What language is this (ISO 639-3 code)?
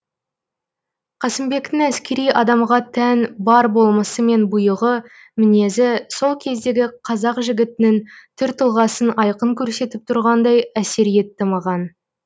kaz